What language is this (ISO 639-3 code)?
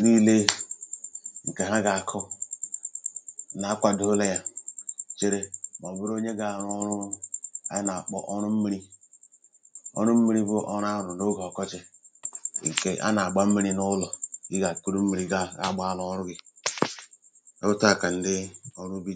ibo